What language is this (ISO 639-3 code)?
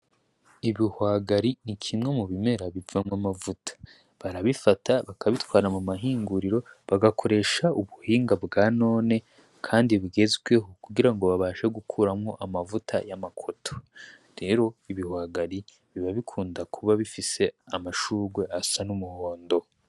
run